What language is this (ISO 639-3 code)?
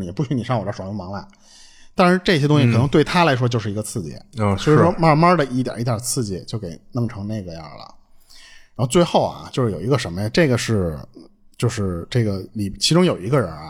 zho